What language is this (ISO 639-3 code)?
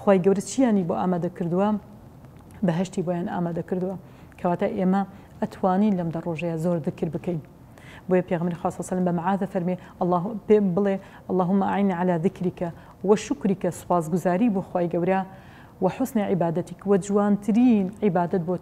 ara